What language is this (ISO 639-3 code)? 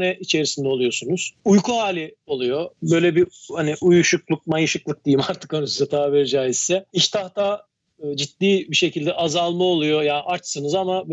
tur